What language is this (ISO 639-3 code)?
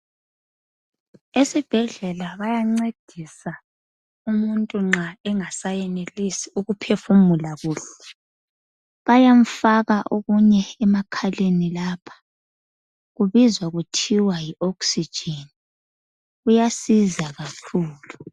nde